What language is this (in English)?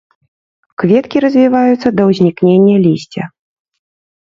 Belarusian